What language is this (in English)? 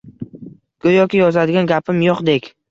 Uzbek